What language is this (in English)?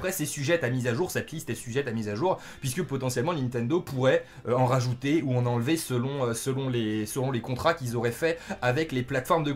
French